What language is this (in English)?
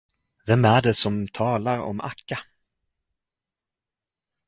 Swedish